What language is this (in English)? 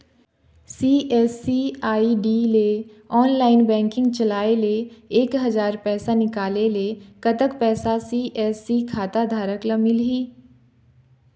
Chhattisgarhi